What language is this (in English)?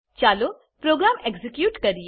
Gujarati